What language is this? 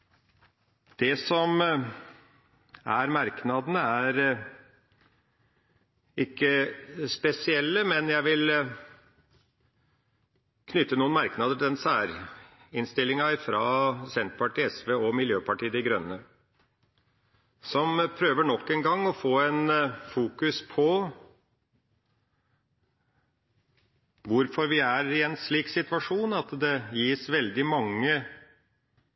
Norwegian Bokmål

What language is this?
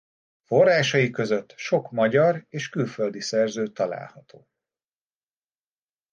Hungarian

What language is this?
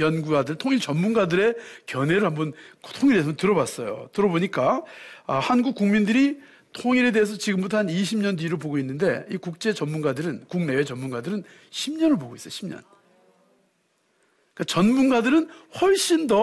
Korean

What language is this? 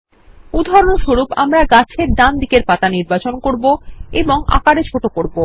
Bangla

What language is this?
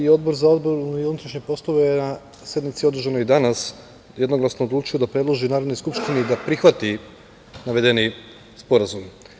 Serbian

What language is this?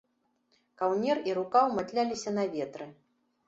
Belarusian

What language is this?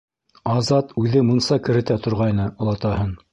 Bashkir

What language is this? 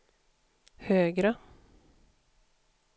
Swedish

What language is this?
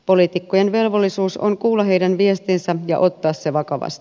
Finnish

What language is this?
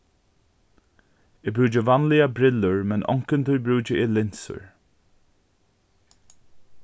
Faroese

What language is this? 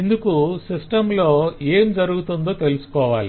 Telugu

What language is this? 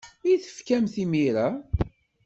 Kabyle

